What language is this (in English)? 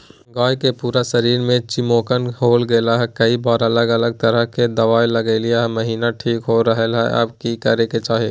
Magahi